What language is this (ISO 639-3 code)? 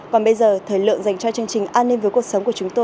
vie